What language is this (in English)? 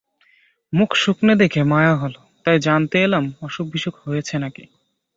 Bangla